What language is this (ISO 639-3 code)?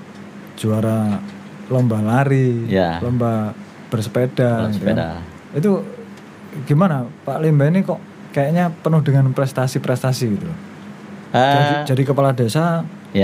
ind